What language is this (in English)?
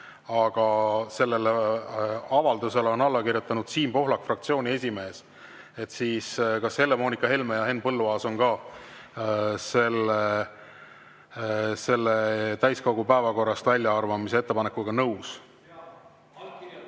Estonian